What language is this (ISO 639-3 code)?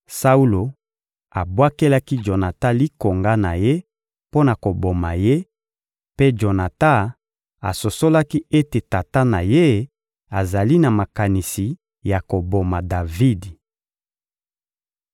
lin